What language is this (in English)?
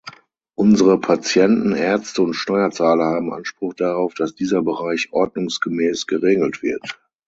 German